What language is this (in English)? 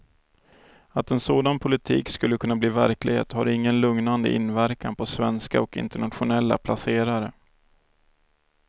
Swedish